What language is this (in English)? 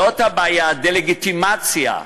Hebrew